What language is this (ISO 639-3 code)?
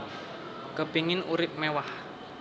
jav